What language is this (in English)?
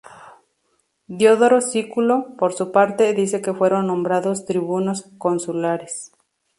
Spanish